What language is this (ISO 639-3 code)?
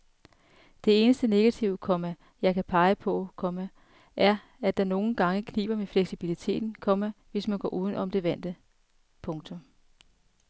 dan